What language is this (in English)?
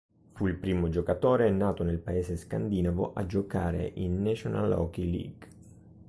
Italian